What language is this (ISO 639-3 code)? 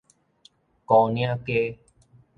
nan